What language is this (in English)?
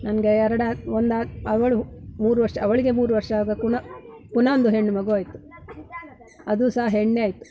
Kannada